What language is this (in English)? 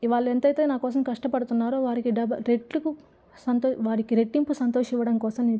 Telugu